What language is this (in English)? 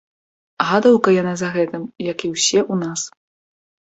Belarusian